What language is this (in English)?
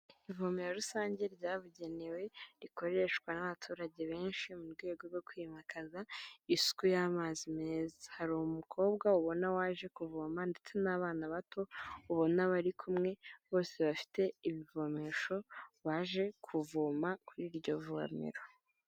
Kinyarwanda